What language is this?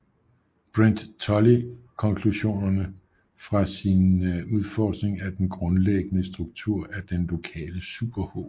Danish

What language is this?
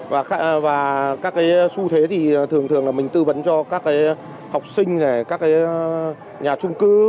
Vietnamese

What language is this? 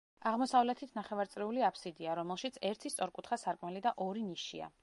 Georgian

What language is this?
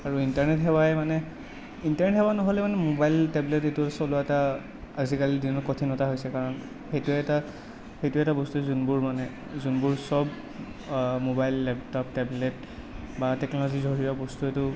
Assamese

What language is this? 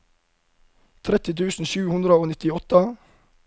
Norwegian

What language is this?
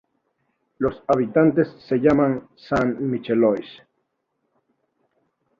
Spanish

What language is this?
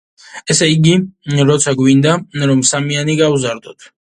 Georgian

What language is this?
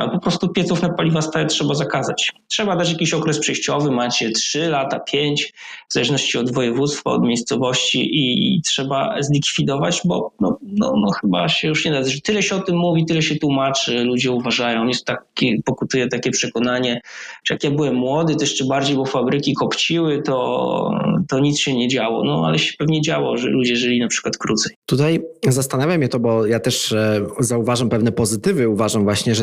Polish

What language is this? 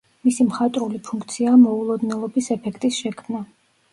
Georgian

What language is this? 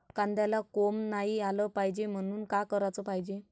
Marathi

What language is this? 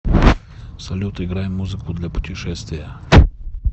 Russian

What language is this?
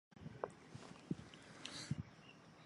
Chinese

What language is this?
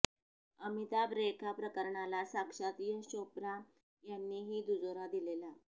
Marathi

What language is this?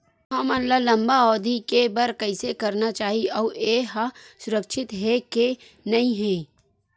Chhattisgarhi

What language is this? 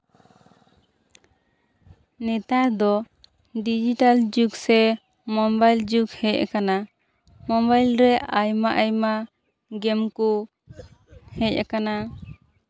Santali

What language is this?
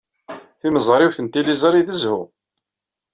Kabyle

